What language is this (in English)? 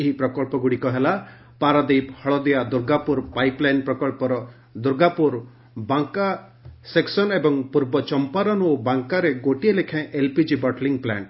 Odia